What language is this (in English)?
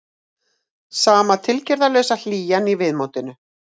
Icelandic